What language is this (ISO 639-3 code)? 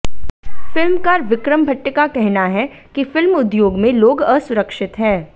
hin